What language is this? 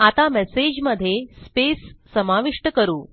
Marathi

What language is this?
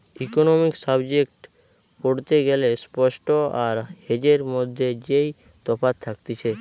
Bangla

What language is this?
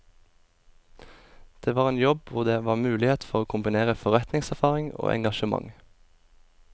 Norwegian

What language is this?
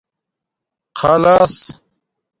Domaaki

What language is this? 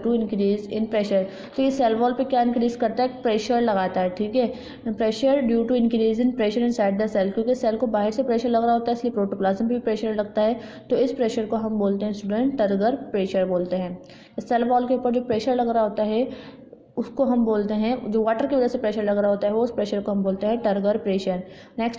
Hindi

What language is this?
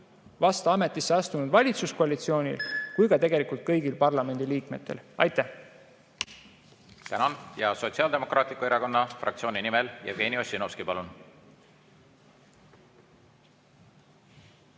Estonian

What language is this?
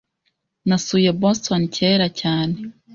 Kinyarwanda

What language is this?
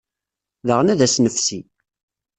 Kabyle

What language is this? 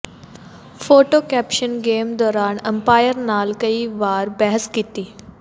Punjabi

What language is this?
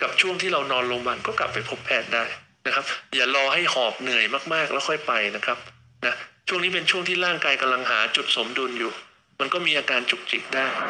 Thai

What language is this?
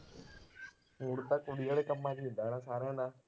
Punjabi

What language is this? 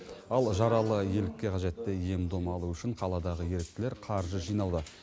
Kazakh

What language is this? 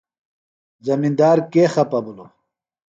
Phalura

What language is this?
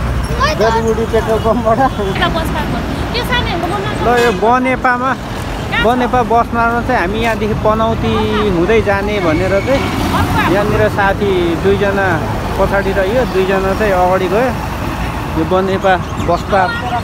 Arabic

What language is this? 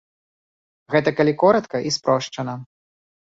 Belarusian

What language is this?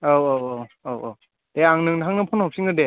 Bodo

